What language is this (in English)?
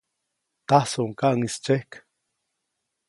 Copainalá Zoque